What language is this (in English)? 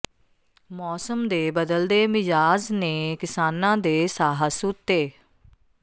Punjabi